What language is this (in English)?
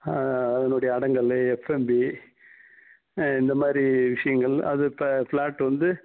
Tamil